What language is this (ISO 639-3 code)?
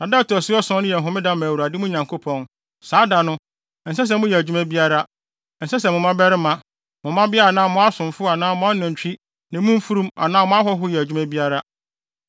aka